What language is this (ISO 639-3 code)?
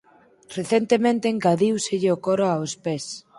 glg